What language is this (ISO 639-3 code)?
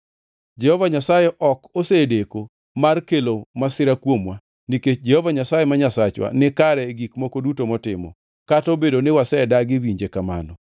luo